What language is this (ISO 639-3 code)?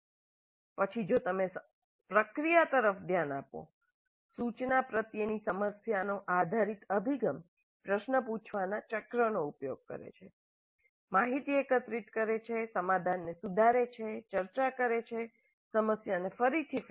guj